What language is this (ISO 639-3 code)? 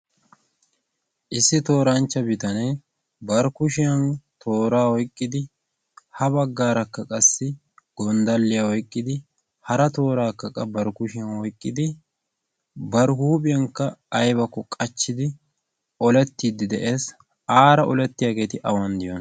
wal